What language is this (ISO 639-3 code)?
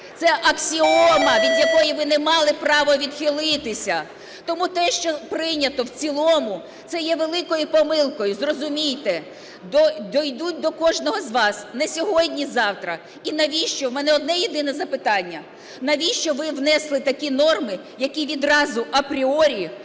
ukr